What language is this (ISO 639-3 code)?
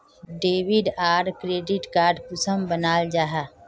mag